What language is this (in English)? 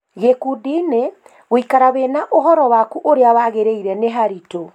Kikuyu